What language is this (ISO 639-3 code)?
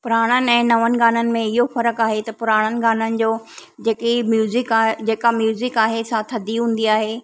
snd